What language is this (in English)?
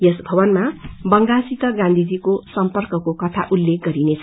Nepali